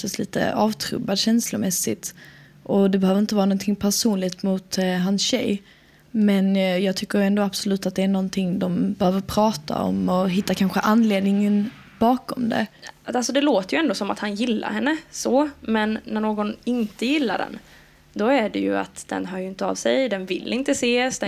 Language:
Swedish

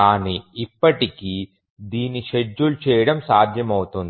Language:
Telugu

